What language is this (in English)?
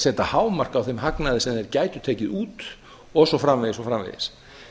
Icelandic